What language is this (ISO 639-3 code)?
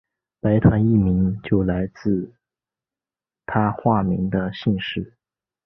zho